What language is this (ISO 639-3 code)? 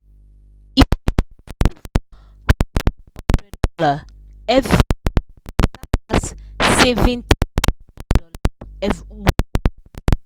pcm